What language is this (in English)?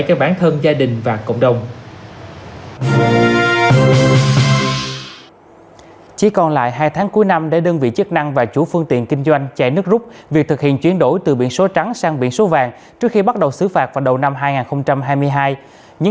Vietnamese